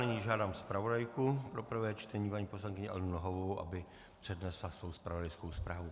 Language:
Czech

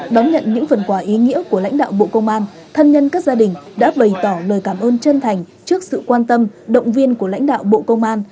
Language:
Vietnamese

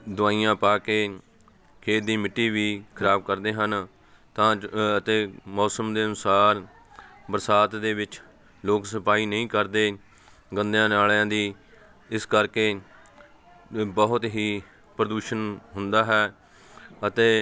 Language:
Punjabi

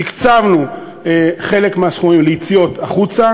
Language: Hebrew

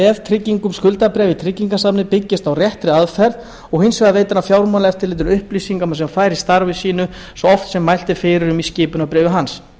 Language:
Icelandic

